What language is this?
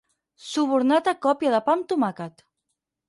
Catalan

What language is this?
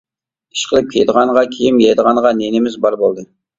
Uyghur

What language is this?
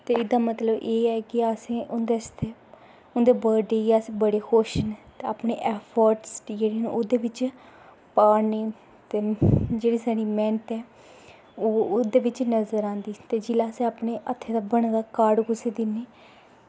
Dogri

